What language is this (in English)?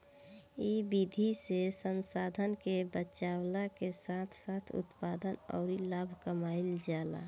Bhojpuri